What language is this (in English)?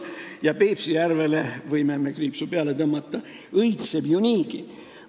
Estonian